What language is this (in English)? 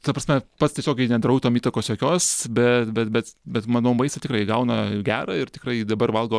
Lithuanian